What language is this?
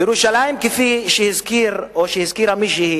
Hebrew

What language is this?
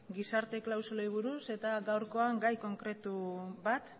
Basque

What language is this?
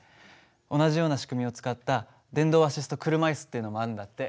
Japanese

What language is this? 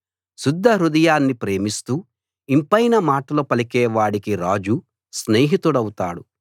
Telugu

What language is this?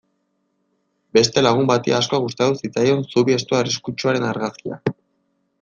Basque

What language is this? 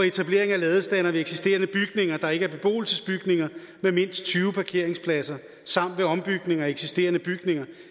Danish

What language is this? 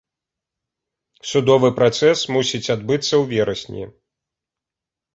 Belarusian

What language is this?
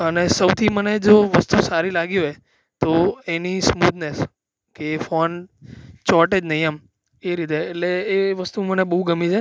Gujarati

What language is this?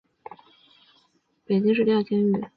Chinese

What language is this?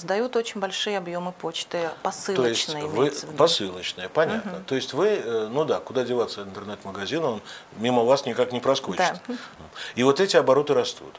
Russian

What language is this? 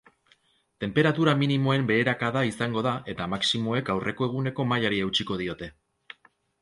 Basque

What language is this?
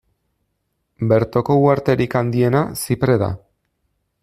Basque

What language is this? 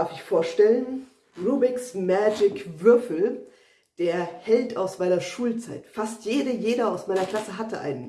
German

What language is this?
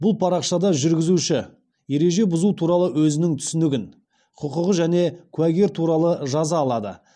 Kazakh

